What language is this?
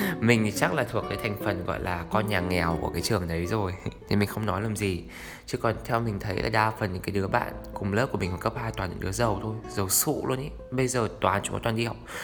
Vietnamese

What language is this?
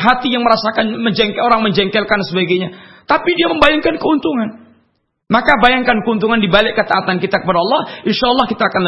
Malay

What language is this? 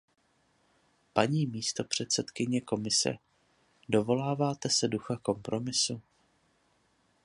Czech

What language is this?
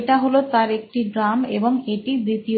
Bangla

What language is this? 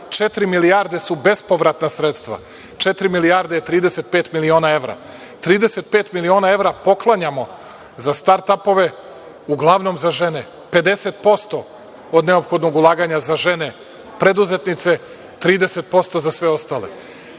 Serbian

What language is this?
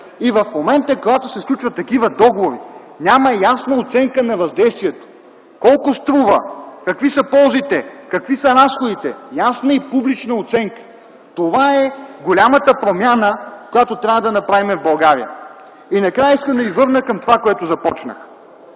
Bulgarian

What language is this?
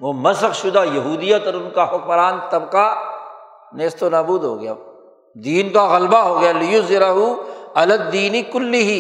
Urdu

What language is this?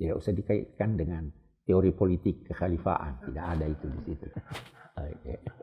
Indonesian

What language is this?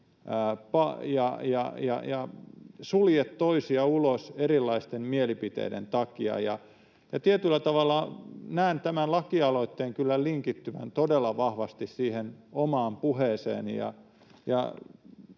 Finnish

